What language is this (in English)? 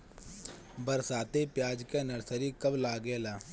Bhojpuri